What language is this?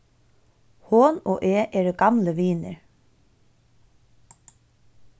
Faroese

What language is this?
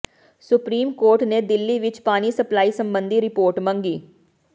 Punjabi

